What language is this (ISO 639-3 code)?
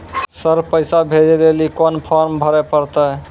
mai